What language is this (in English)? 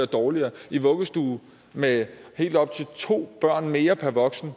Danish